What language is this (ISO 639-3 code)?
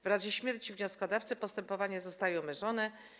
pol